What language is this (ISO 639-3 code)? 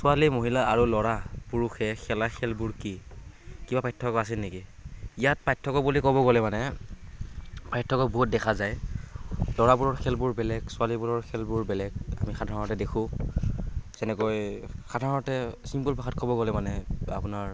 asm